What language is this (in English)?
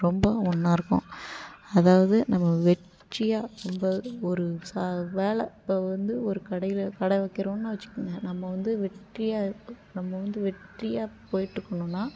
Tamil